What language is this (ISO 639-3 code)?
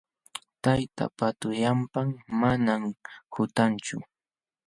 qxw